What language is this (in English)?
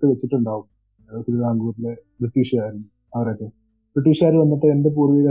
Malayalam